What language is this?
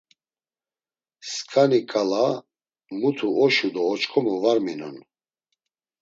Laz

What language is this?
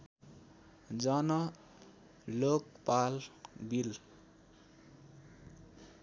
Nepali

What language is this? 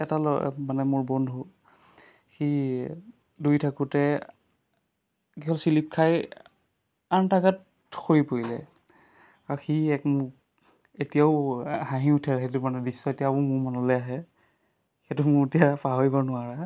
Assamese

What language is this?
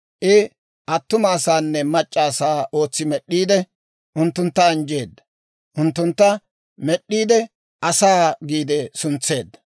Dawro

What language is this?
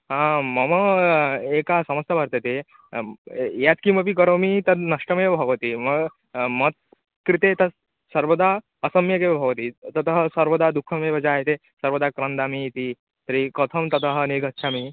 Sanskrit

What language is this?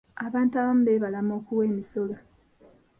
Ganda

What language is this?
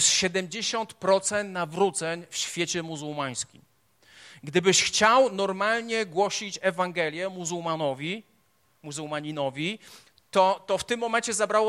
Polish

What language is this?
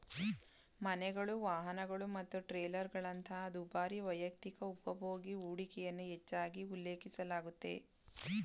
Kannada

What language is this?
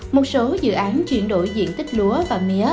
Vietnamese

